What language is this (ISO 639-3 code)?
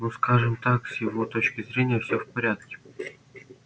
rus